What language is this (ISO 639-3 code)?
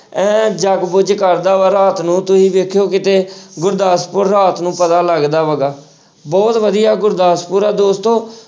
pan